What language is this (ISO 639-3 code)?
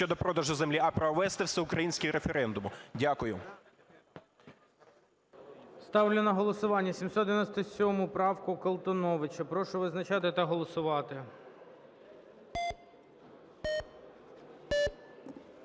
ukr